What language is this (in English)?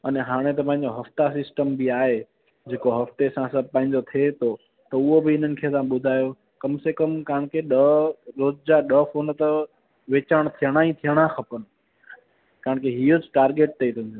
Sindhi